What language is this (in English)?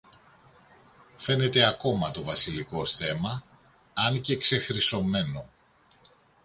Greek